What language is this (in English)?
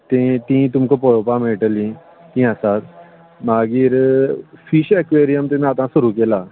Konkani